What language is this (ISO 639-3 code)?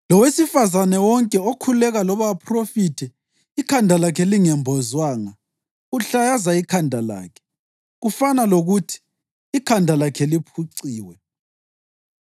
nde